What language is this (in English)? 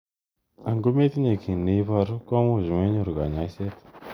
Kalenjin